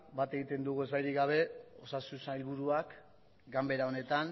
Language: Basque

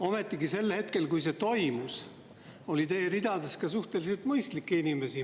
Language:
Estonian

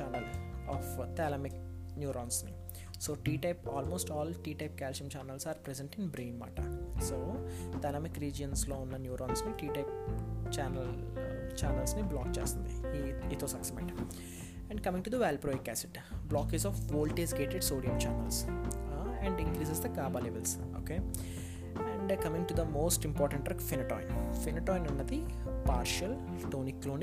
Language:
Telugu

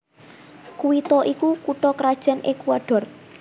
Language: Javanese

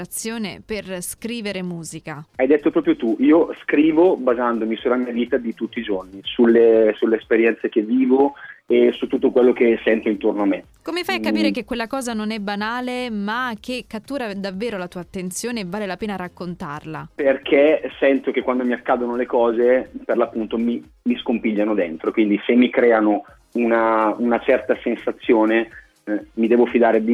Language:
Italian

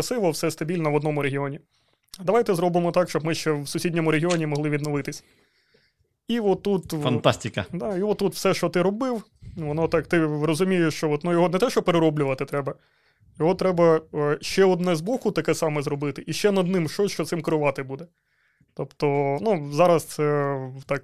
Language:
Ukrainian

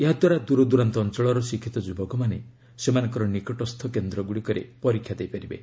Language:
Odia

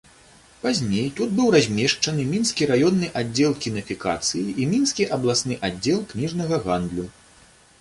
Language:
Belarusian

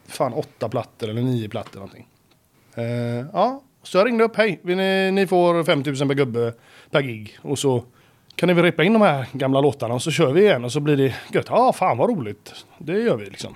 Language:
Swedish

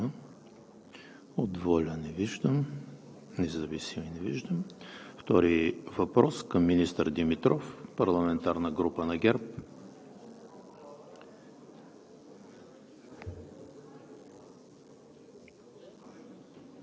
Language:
Bulgarian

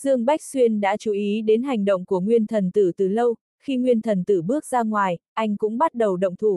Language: Vietnamese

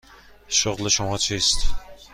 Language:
Persian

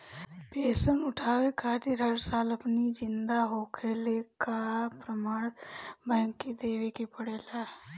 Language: Bhojpuri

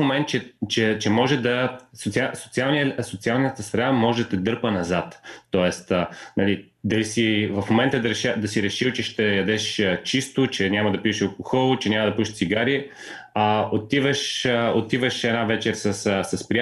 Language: Bulgarian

